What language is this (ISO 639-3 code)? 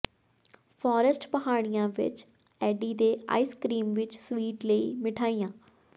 pan